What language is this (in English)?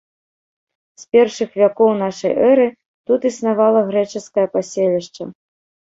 Belarusian